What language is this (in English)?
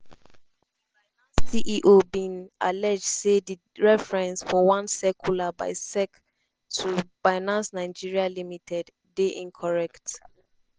Nigerian Pidgin